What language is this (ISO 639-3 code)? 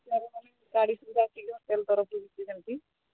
ori